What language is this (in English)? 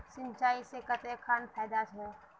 Magahi